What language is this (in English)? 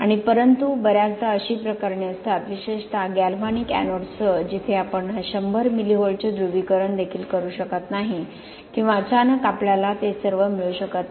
Marathi